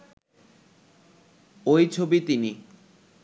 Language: Bangla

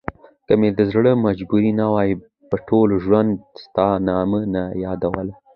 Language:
Pashto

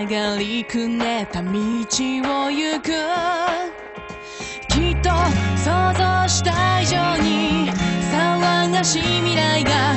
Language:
Japanese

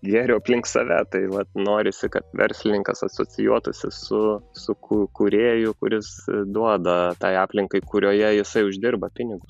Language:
Lithuanian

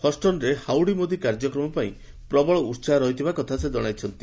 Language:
Odia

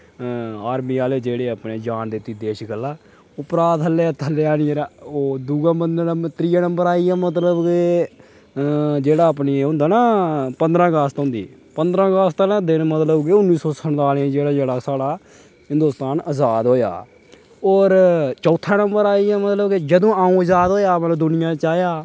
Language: Dogri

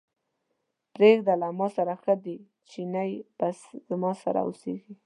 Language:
Pashto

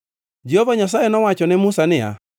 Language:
Luo (Kenya and Tanzania)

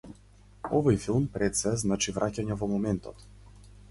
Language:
Macedonian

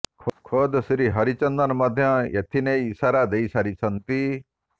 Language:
Odia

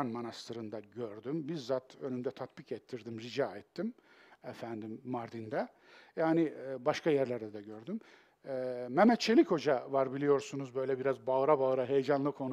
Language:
Turkish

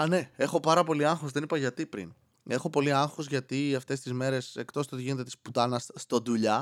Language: Greek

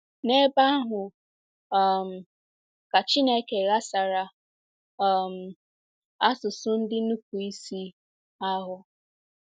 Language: Igbo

